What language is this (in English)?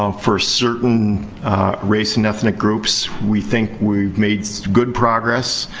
English